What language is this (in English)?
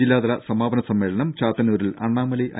Malayalam